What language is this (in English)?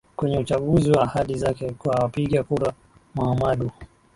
Swahili